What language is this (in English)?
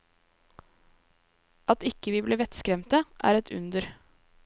Norwegian